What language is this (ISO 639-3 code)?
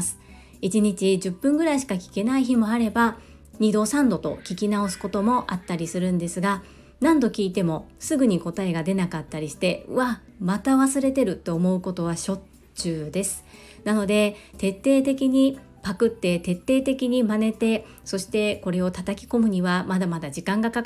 jpn